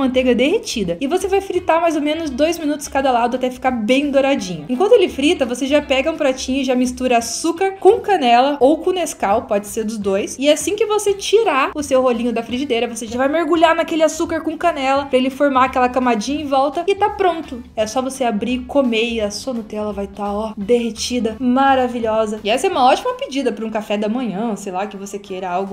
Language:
Portuguese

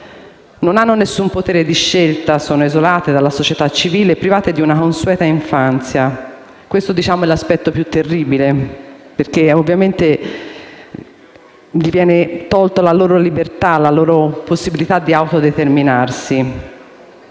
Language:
Italian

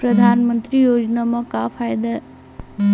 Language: Chhattisgarhi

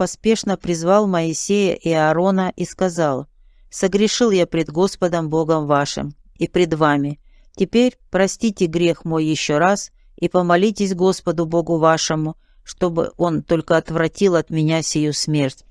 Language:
Russian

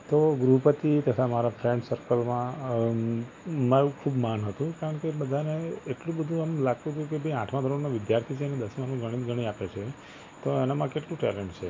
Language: Gujarati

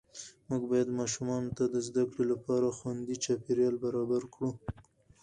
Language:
Pashto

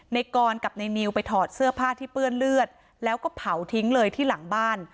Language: Thai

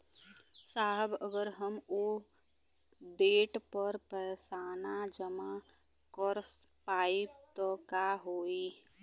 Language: Bhojpuri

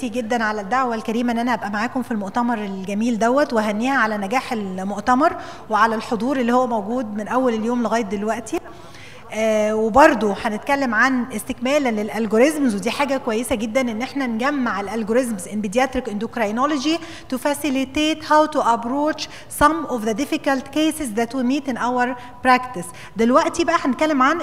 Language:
Arabic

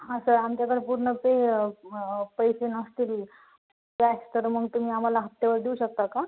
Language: Marathi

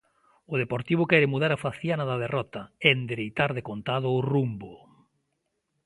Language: Galician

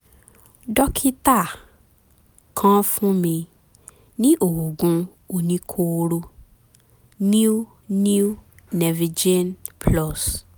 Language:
Yoruba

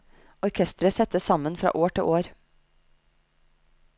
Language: Norwegian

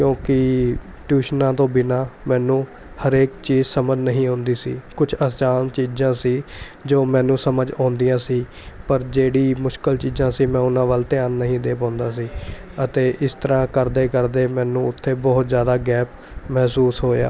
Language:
Punjabi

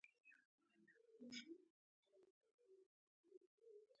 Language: Pashto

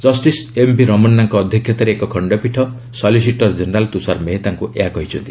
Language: Odia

